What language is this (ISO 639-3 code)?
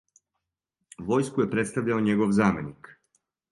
srp